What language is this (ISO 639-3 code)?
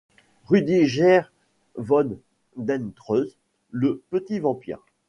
fra